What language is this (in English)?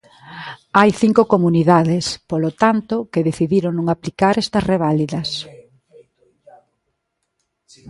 Galician